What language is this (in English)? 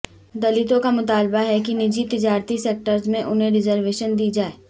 Urdu